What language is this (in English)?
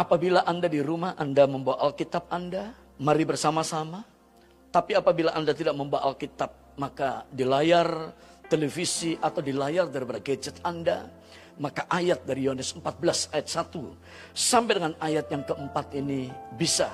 Indonesian